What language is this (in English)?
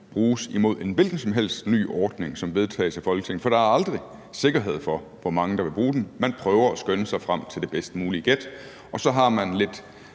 Danish